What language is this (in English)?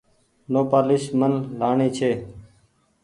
Goaria